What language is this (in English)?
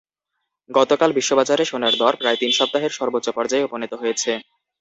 Bangla